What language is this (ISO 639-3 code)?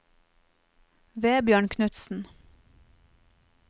nor